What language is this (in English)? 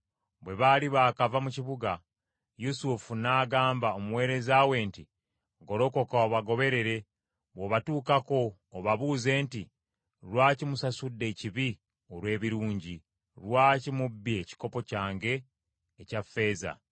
Ganda